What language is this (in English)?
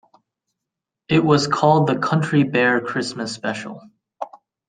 English